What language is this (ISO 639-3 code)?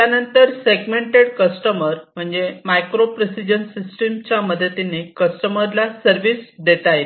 mar